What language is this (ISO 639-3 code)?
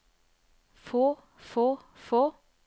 nor